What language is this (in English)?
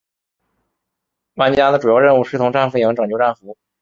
Chinese